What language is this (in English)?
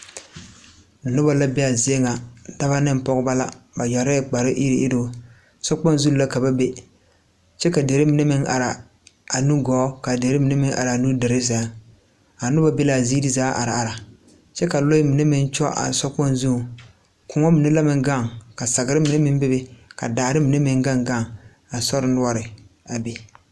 Southern Dagaare